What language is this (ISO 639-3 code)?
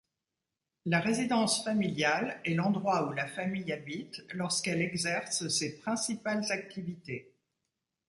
fra